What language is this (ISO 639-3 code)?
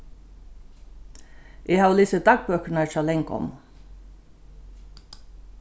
fao